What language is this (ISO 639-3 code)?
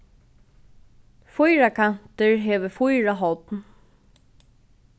fao